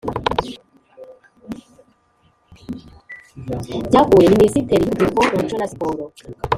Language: Kinyarwanda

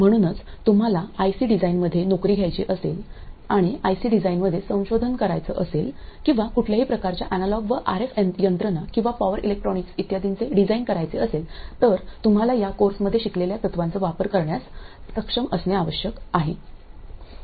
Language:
Marathi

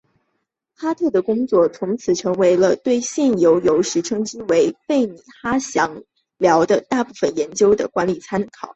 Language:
Chinese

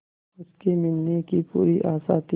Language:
Hindi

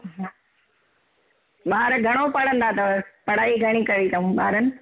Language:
Sindhi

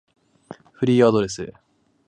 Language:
Japanese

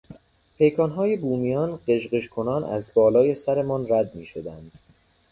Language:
Persian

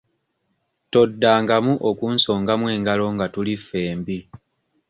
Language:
Ganda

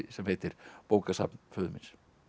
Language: Icelandic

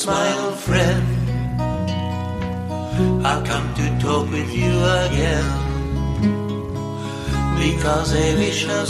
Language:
Swedish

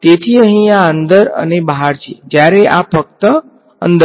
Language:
Gujarati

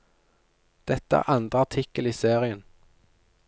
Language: Norwegian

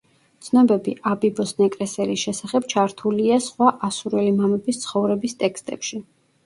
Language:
Georgian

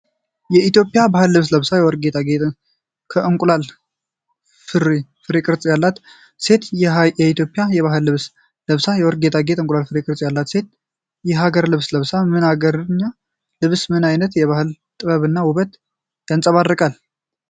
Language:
Amharic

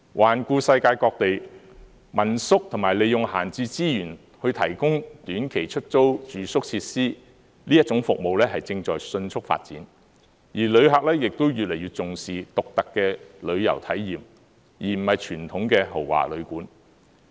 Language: Cantonese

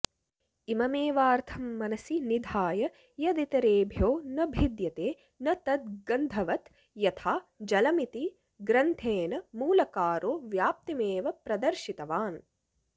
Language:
Sanskrit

